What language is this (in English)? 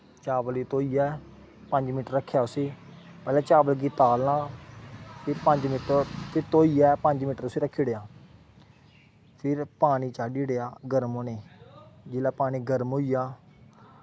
Dogri